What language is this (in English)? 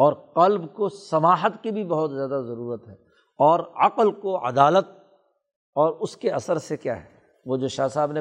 Urdu